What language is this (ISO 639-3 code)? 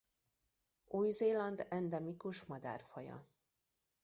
hun